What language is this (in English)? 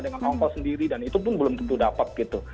Indonesian